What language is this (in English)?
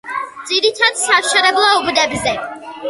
Georgian